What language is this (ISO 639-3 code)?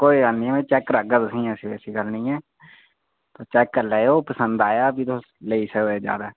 doi